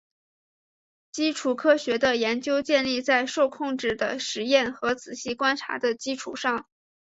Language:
Chinese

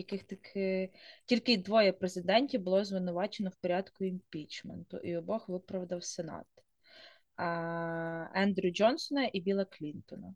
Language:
Ukrainian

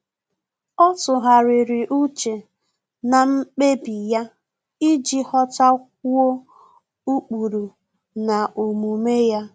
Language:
Igbo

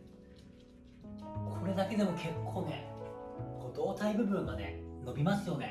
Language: Japanese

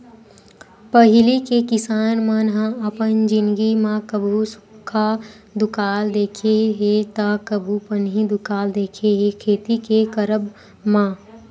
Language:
Chhattisgarhi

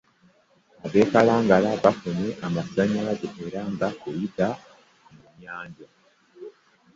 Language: Ganda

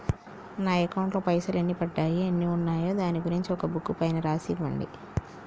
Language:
Telugu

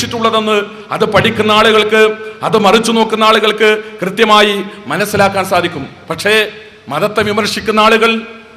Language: Malayalam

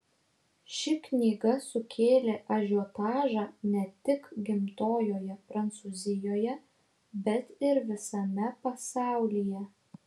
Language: Lithuanian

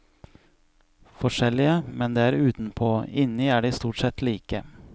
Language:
Norwegian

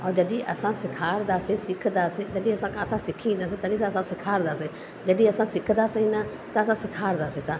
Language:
Sindhi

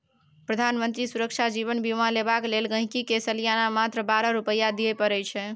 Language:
Maithili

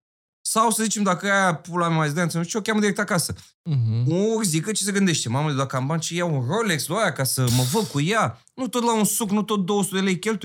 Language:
Romanian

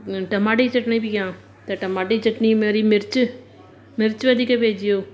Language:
Sindhi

